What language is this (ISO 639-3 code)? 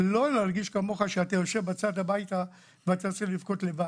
heb